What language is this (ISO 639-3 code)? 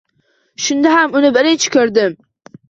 uzb